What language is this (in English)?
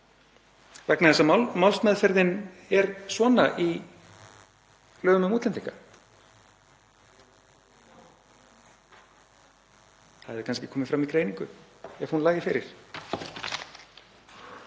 Icelandic